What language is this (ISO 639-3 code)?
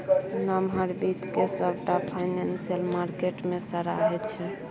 mai